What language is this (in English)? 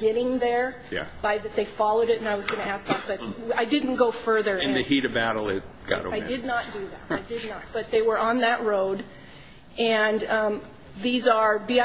English